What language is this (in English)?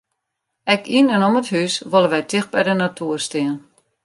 Western Frisian